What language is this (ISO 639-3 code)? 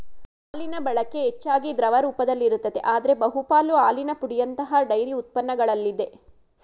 kan